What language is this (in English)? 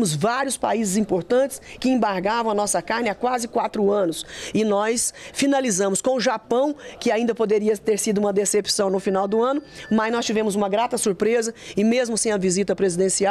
Portuguese